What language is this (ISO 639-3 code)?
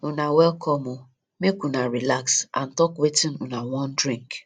pcm